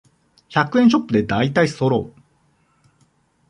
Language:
Japanese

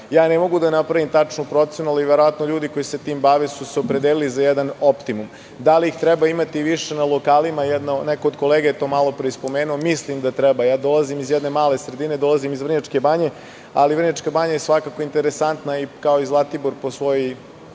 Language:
Serbian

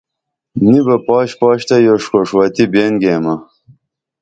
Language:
Dameli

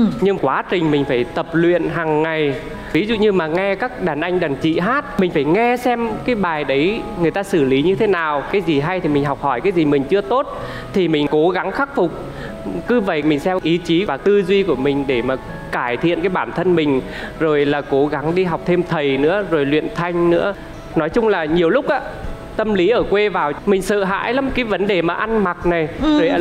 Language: Vietnamese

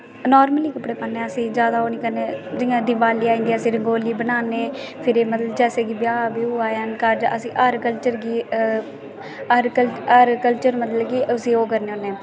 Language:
Dogri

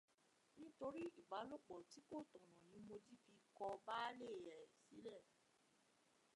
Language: Yoruba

